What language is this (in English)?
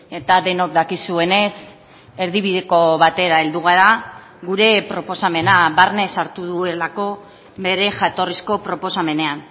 Basque